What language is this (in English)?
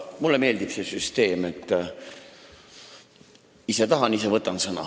Estonian